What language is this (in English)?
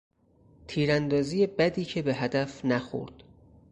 Persian